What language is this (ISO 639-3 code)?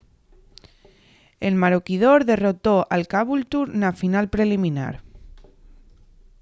ast